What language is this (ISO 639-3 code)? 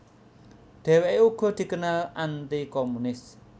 jav